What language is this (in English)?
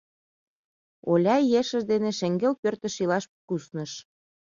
Mari